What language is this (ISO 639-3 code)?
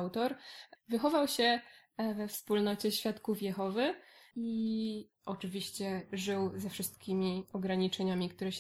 pol